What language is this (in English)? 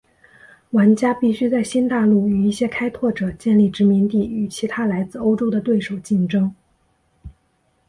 Chinese